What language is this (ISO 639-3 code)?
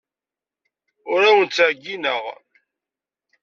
kab